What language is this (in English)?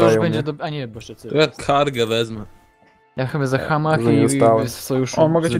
Polish